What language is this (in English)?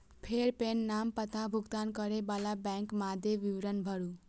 Maithili